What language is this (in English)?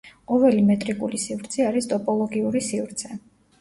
Georgian